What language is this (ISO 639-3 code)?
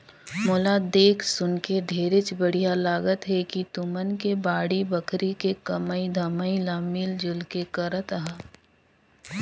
hne